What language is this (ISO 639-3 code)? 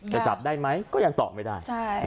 tha